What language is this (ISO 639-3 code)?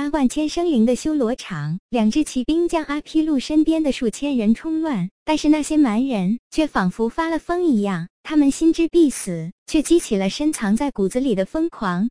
zho